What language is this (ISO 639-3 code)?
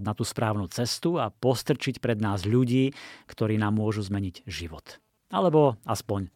slk